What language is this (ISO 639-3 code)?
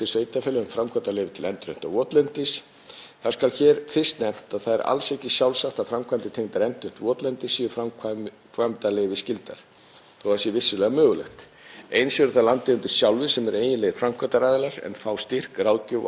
isl